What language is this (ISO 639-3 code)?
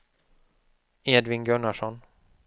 swe